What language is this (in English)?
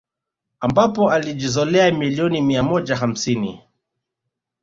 Swahili